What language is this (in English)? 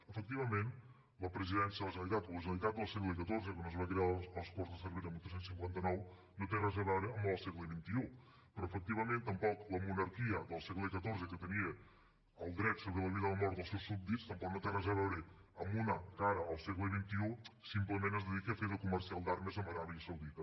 Catalan